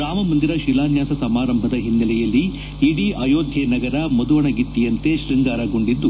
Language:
Kannada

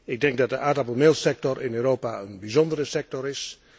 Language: Dutch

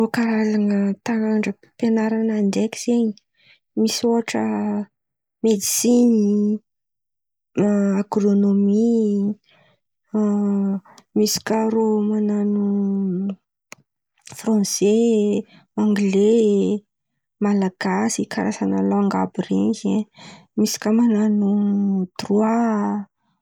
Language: Antankarana Malagasy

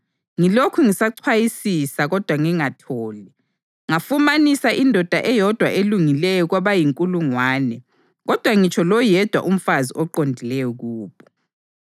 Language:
North Ndebele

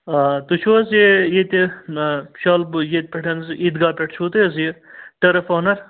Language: Kashmiri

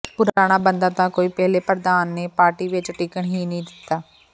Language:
Punjabi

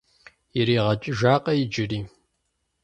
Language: Kabardian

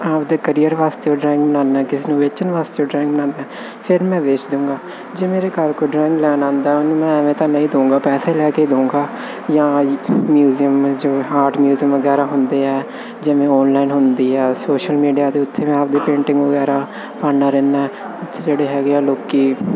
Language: Punjabi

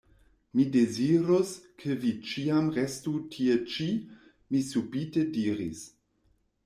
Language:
Esperanto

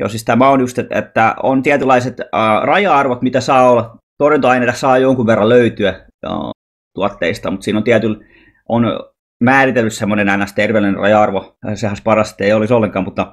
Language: Finnish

